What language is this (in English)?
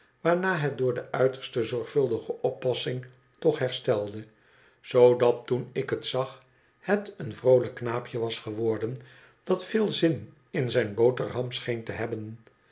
Dutch